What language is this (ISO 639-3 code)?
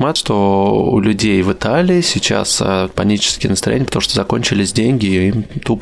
rus